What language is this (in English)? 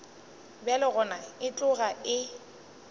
Northern Sotho